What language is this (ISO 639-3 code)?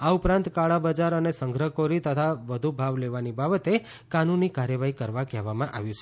guj